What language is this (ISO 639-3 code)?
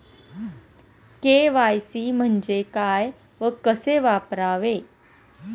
mar